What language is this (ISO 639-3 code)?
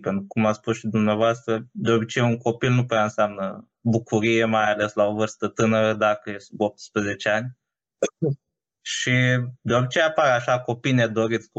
ron